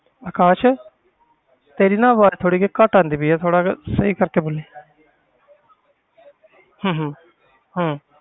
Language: Punjabi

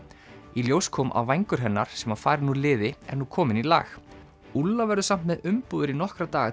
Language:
Icelandic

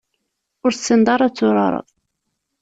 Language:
Kabyle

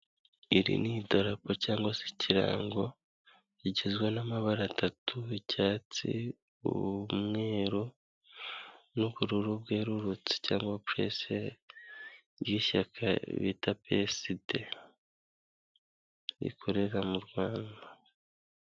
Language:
Kinyarwanda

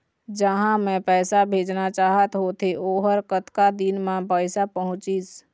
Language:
Chhattisgarhi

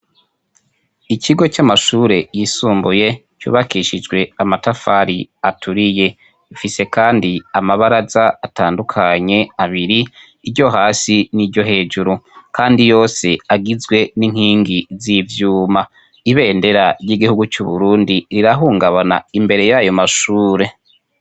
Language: Rundi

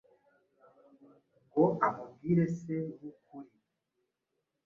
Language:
Kinyarwanda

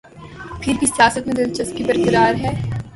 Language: Urdu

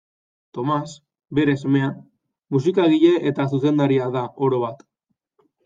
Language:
Basque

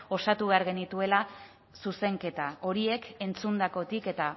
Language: Basque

